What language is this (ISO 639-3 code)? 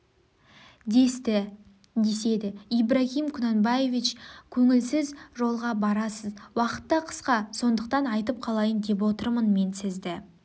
kaz